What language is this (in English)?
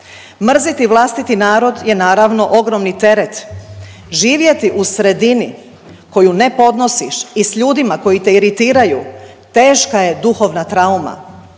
Croatian